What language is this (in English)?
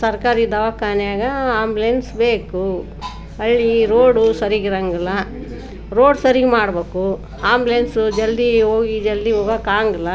Kannada